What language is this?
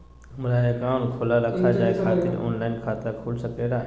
Magahi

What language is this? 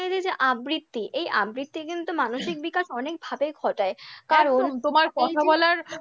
Bangla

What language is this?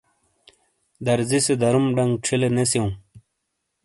Shina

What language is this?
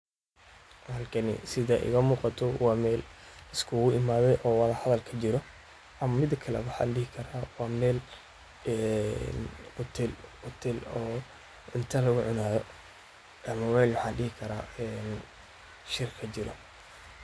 Somali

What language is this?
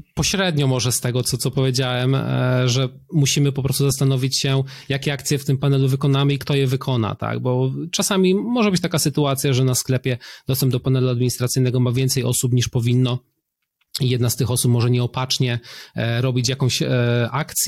Polish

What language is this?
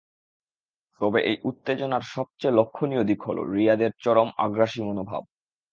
Bangla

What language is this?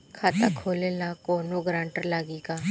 Bhojpuri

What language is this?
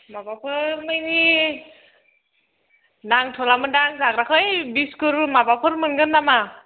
Bodo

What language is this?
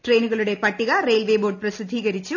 Malayalam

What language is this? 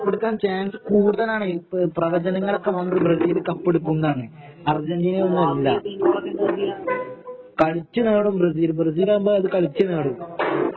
Malayalam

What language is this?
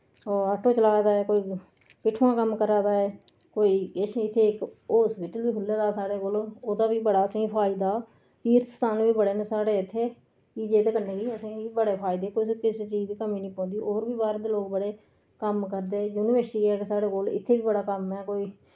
Dogri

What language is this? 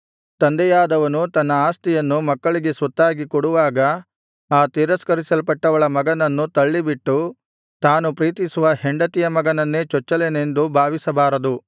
Kannada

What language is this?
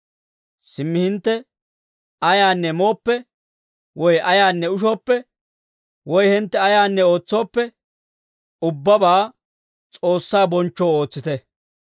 Dawro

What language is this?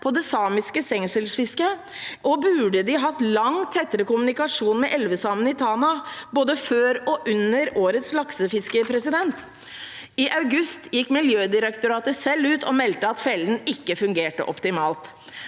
Norwegian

